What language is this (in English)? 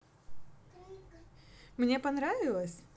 Russian